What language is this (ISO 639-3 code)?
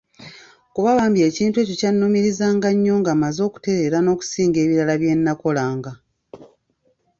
lug